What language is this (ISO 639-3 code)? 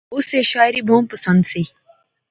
phr